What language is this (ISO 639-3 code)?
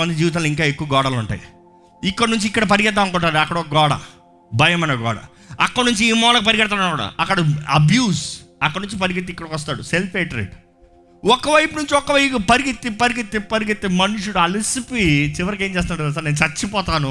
tel